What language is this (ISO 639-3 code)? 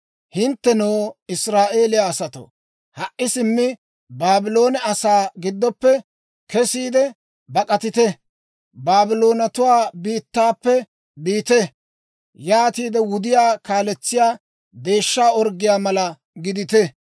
dwr